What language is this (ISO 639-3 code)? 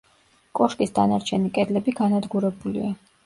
kat